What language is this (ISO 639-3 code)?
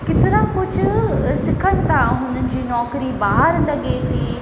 snd